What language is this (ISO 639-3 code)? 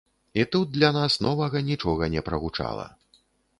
bel